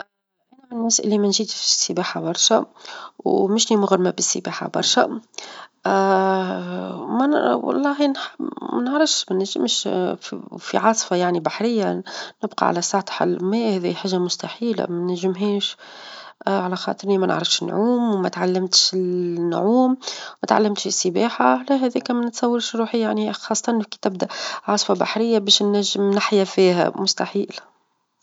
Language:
Tunisian Arabic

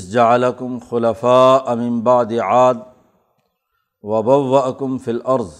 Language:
Urdu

